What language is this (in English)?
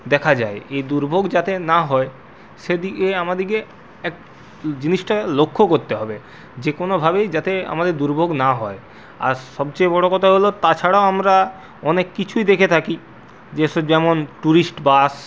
Bangla